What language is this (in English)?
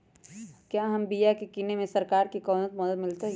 Magahi